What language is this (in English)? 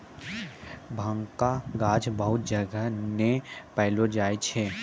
Maithili